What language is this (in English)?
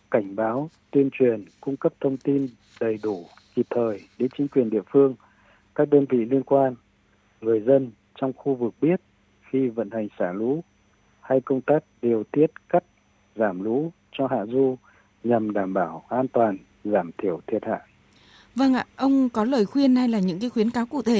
Vietnamese